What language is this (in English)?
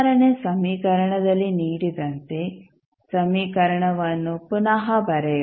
Kannada